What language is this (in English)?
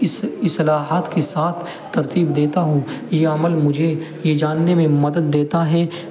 Urdu